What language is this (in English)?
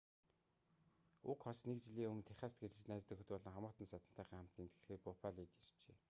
Mongolian